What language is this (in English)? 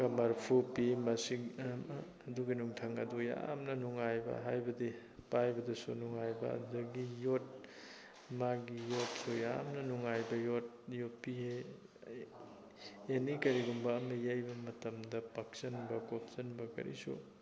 Manipuri